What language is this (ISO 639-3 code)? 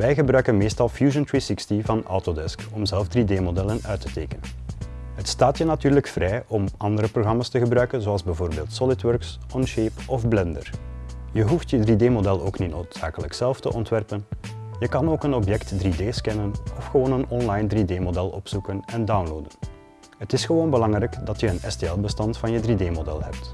nld